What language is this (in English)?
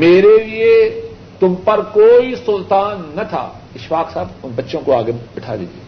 Urdu